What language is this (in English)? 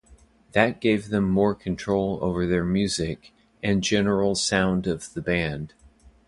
English